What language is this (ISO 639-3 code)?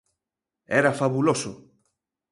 glg